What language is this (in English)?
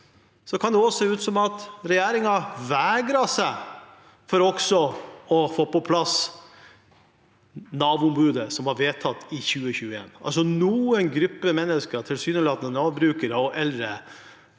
Norwegian